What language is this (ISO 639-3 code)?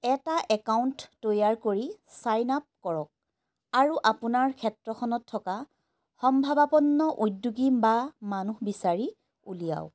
asm